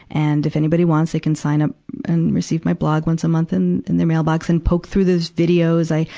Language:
English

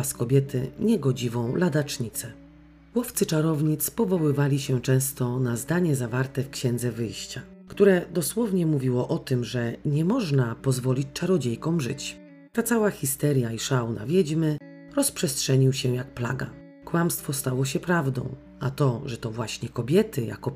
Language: Polish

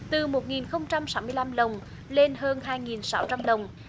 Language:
Vietnamese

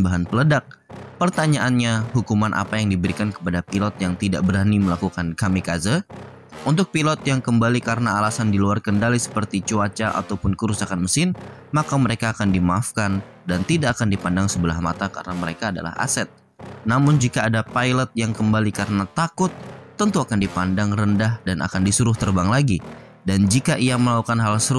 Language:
Indonesian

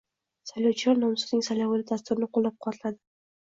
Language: Uzbek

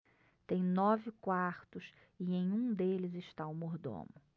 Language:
Portuguese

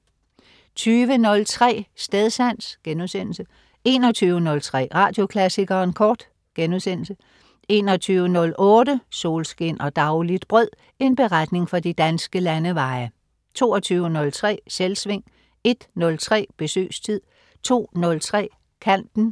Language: Danish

